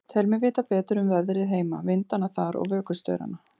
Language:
Icelandic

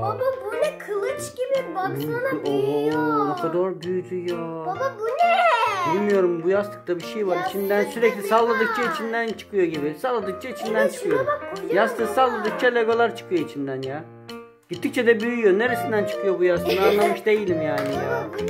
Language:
Turkish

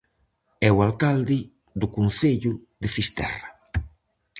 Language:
Galician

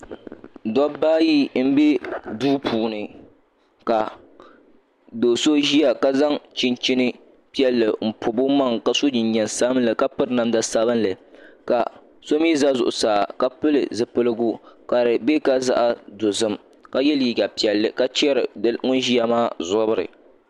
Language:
Dagbani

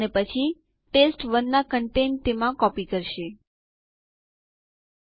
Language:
Gujarati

